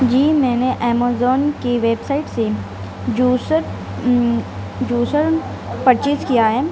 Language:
Urdu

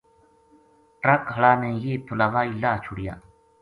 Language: Gujari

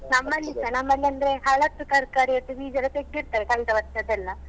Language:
Kannada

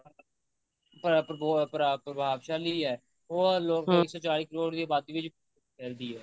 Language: Punjabi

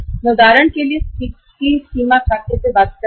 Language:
Hindi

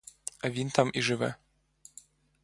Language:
Ukrainian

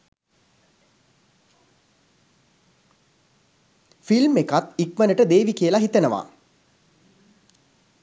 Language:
Sinhala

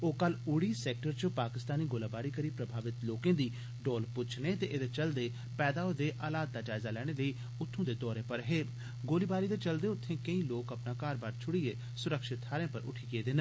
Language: Dogri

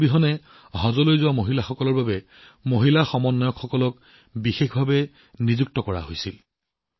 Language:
Assamese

